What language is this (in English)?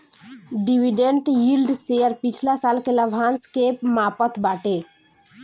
Bhojpuri